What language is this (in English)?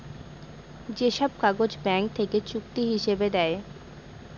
Bangla